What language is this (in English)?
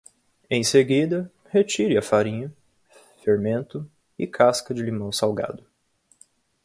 Portuguese